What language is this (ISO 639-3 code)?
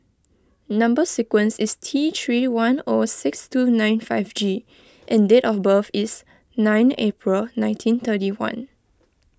eng